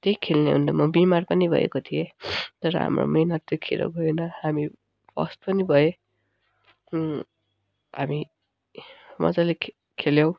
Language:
Nepali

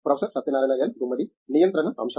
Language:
Telugu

